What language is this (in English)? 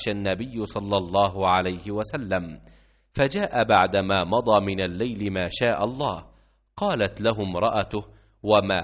Arabic